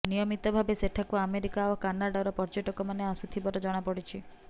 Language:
Odia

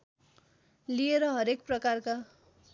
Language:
Nepali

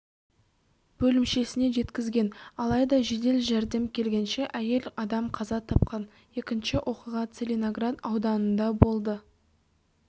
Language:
Kazakh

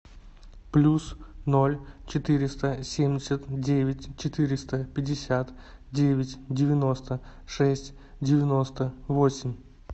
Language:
Russian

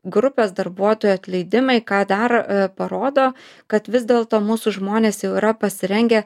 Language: Lithuanian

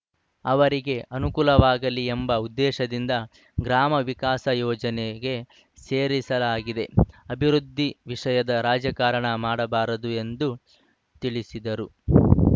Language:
Kannada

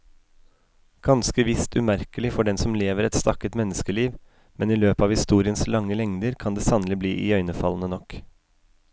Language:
Norwegian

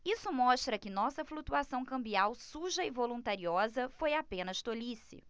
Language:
Portuguese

